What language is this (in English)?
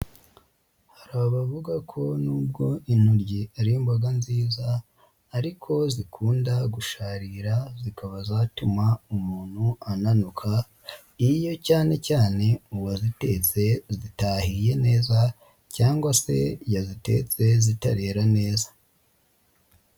Kinyarwanda